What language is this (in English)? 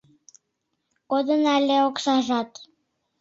Mari